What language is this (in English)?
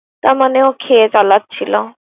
Bangla